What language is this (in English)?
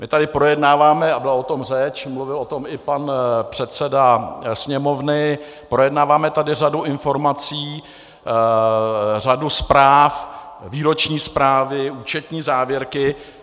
Czech